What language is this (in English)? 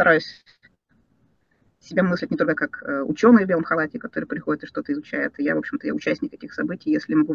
Russian